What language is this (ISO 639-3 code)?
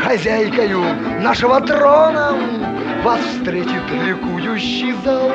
rus